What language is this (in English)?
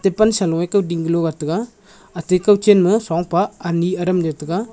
Wancho Naga